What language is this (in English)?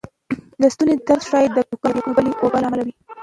Pashto